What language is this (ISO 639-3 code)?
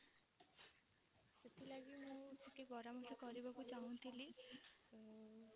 ori